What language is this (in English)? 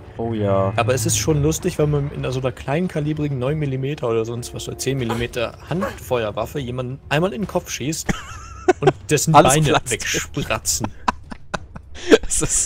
German